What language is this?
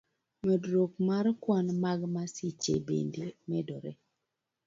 Luo (Kenya and Tanzania)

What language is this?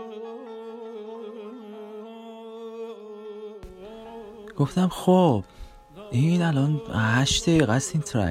Persian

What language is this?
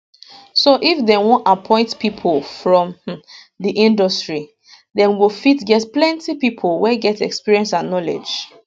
Nigerian Pidgin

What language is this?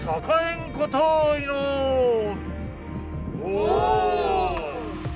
Japanese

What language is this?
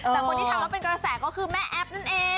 Thai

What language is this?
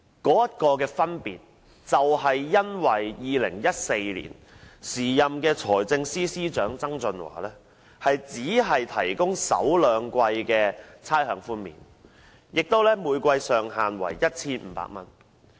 Cantonese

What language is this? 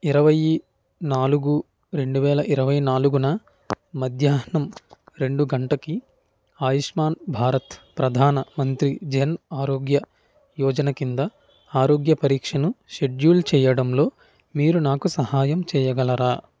Telugu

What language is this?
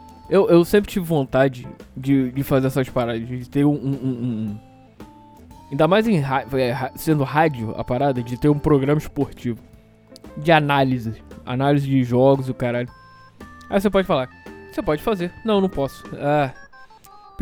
Portuguese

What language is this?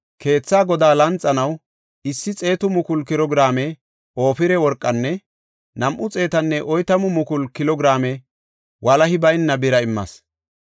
Gofa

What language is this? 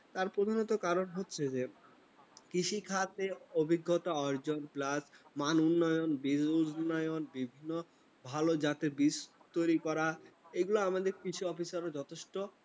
Bangla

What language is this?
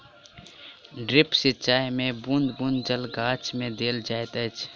Maithili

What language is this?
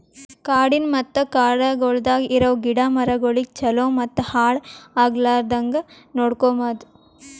Kannada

